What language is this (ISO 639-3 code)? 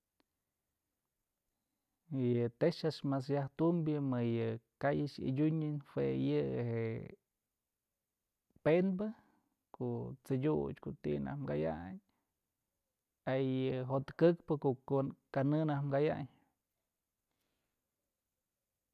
mzl